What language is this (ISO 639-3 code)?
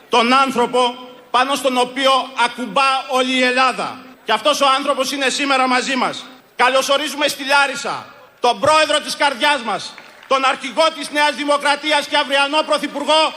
ell